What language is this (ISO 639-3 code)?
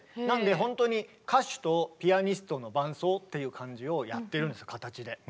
jpn